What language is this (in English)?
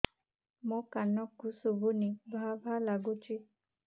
Odia